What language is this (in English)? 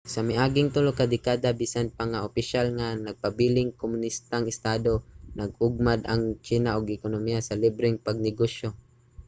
Cebuano